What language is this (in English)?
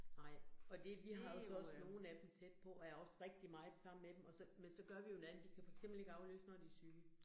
Danish